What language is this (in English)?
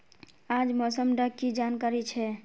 Magahi